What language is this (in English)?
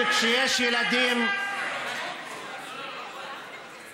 Hebrew